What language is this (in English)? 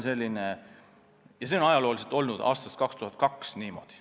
Estonian